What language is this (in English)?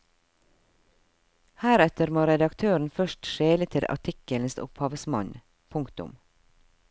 Norwegian